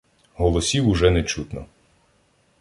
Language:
Ukrainian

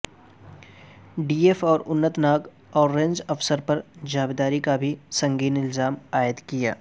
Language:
Urdu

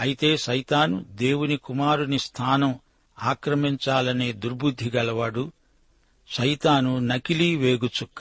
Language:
Telugu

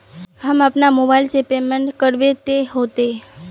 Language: Magahi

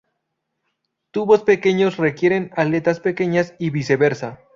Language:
Spanish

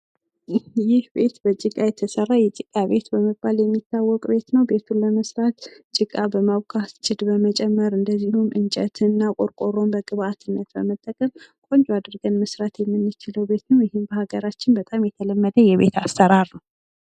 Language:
Amharic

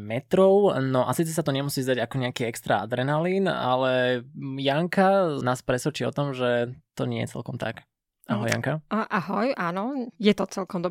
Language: Slovak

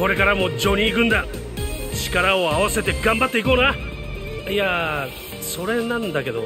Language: Japanese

